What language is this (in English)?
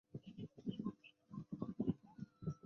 Chinese